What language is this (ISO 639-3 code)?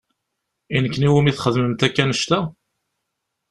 kab